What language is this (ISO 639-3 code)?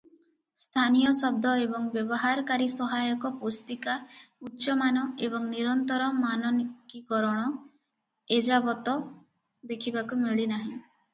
ori